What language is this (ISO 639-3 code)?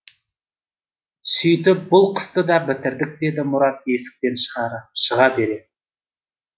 kaz